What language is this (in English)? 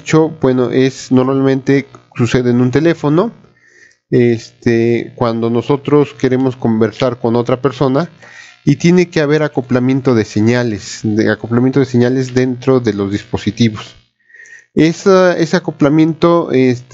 Spanish